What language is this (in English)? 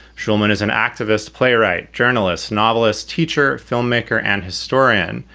English